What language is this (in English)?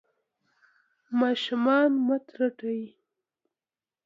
Pashto